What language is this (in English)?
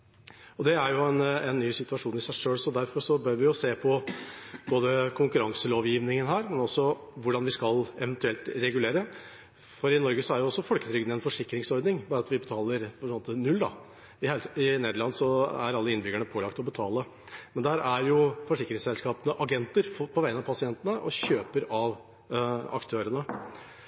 Norwegian Bokmål